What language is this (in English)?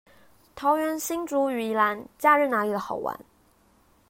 Chinese